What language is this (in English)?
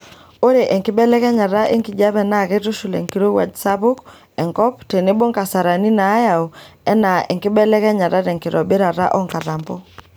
Masai